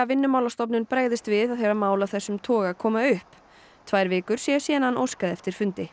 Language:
Icelandic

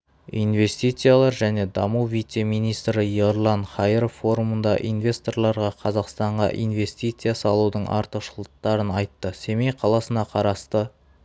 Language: Kazakh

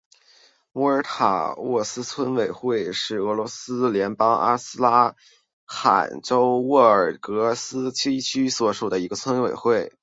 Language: Chinese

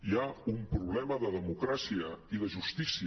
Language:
Catalan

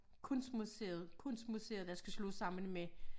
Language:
Danish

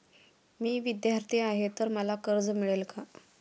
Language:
Marathi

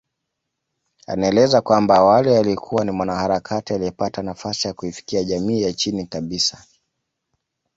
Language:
Swahili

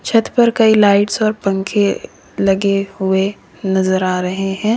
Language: Hindi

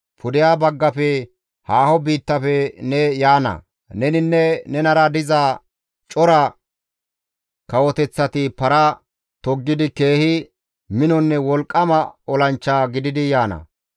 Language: Gamo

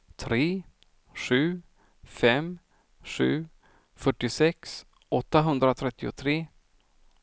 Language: Swedish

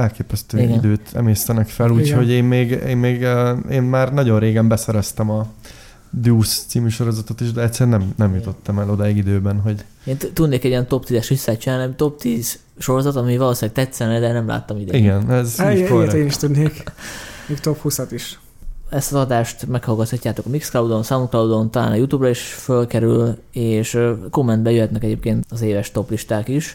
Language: Hungarian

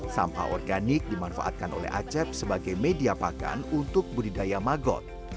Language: Indonesian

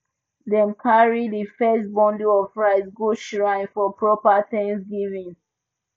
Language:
Nigerian Pidgin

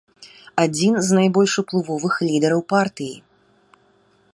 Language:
Belarusian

